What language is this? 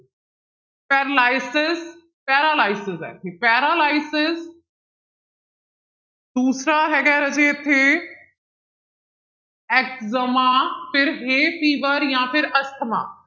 Punjabi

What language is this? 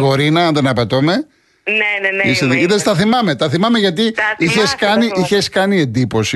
Greek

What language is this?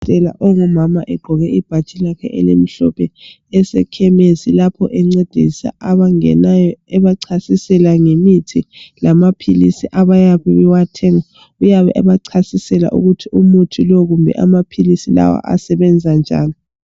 North Ndebele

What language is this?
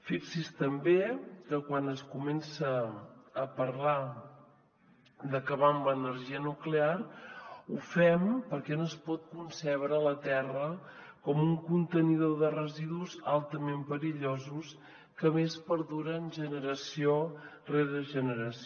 Catalan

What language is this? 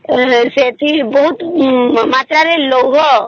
Odia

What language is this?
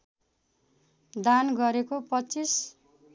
Nepali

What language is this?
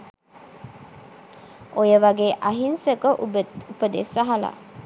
Sinhala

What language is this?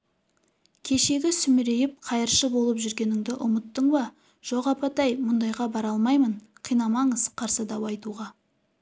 Kazakh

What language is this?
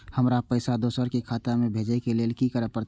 Maithili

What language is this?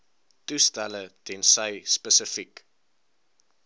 Afrikaans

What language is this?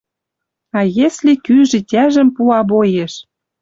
Western Mari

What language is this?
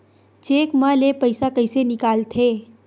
Chhattisgarhi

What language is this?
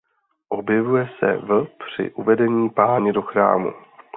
Czech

